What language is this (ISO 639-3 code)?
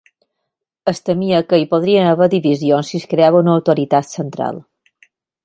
cat